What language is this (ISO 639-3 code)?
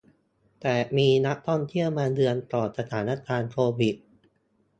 tha